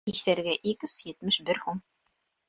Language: Bashkir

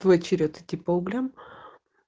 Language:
Russian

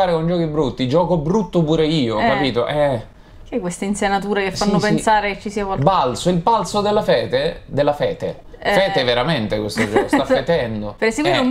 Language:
Italian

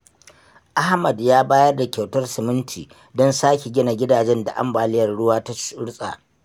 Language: Hausa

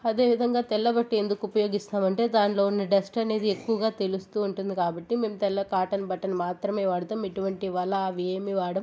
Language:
Telugu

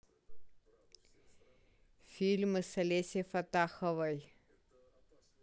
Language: Russian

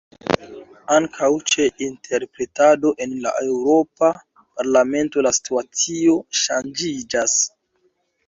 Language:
Esperanto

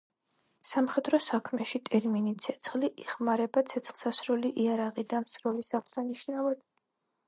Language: Georgian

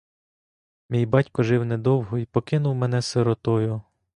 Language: Ukrainian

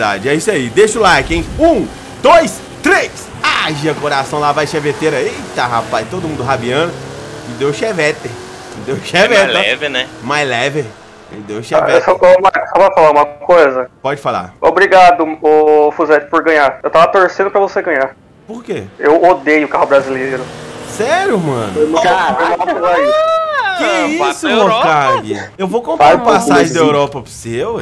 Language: Portuguese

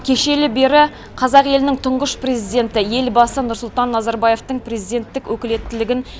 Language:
Kazakh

